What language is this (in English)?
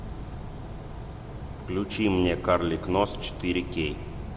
Russian